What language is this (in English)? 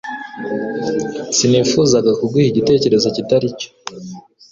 Kinyarwanda